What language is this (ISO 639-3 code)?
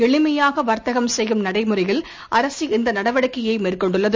tam